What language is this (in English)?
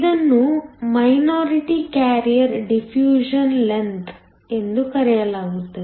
Kannada